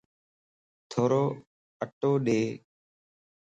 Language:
Lasi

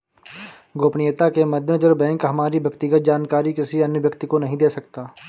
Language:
Hindi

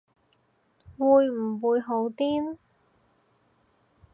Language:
Cantonese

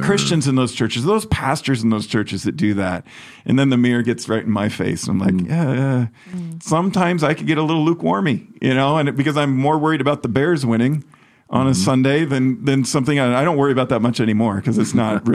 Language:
English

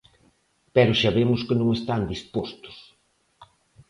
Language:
Galician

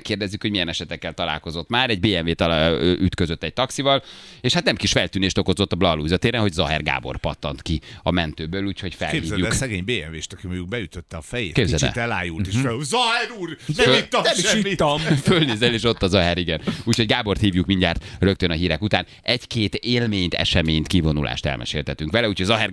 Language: Hungarian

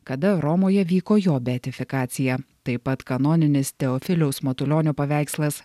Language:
Lithuanian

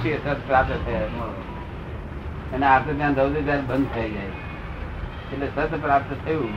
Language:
Gujarati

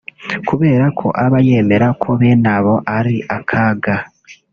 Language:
Kinyarwanda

